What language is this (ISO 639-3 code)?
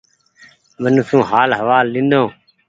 gig